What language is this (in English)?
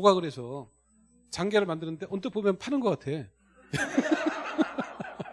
Korean